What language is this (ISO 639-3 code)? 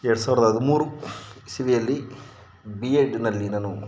kan